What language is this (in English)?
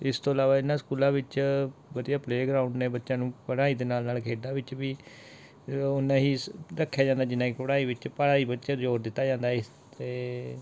Punjabi